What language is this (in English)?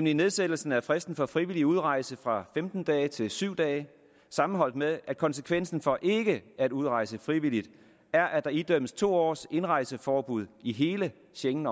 Danish